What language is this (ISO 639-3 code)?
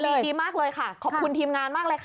tha